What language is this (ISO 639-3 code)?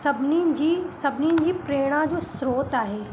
snd